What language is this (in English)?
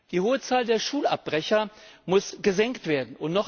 German